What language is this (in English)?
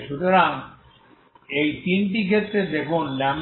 Bangla